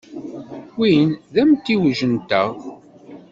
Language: Kabyle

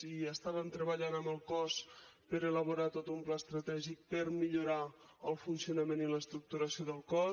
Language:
Catalan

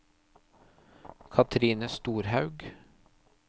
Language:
Norwegian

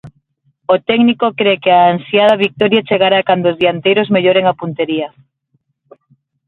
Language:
Galician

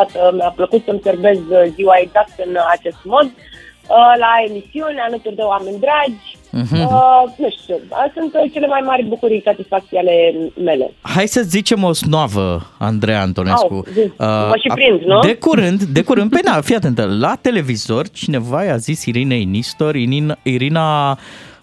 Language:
Romanian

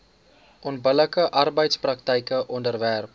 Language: Afrikaans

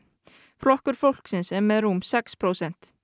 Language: Icelandic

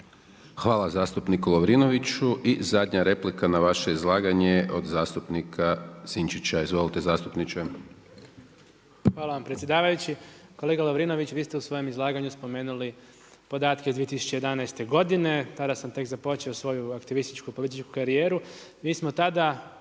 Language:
Croatian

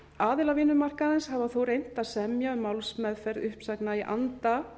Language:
Icelandic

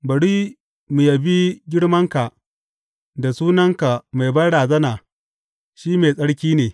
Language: Hausa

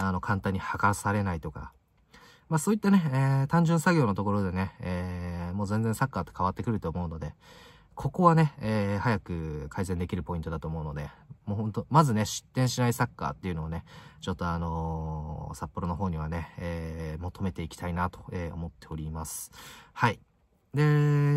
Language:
Japanese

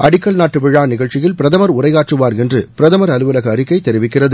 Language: Tamil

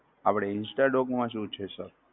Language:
Gujarati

